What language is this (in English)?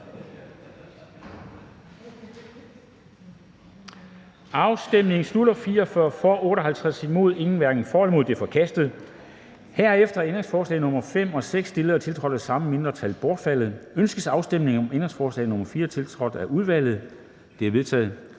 Danish